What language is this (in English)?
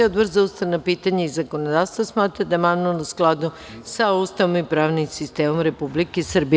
Serbian